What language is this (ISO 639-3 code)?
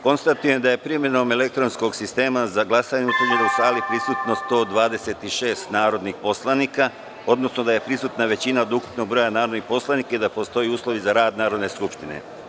srp